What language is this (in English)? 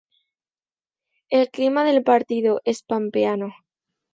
Spanish